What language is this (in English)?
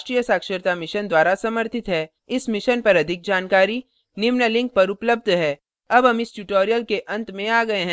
Hindi